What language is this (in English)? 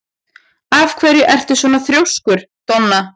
Icelandic